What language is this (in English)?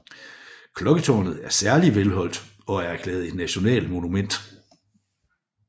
Danish